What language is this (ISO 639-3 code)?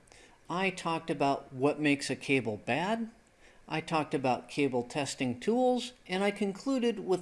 eng